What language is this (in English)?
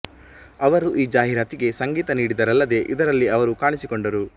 Kannada